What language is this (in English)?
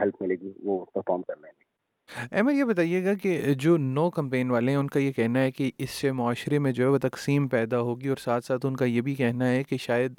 Urdu